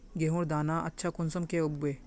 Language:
Magahi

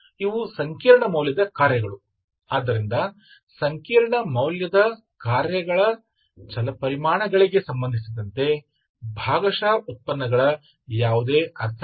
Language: Kannada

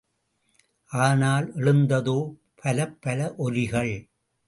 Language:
Tamil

